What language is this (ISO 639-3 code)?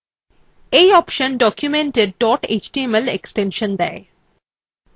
ben